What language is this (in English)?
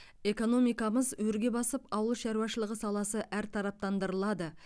Kazakh